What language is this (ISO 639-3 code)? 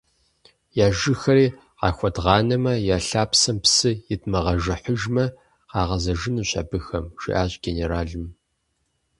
kbd